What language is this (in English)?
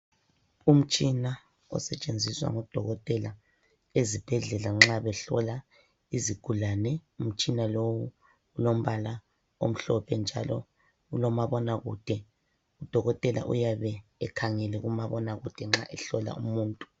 North Ndebele